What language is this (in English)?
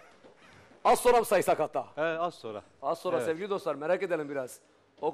Turkish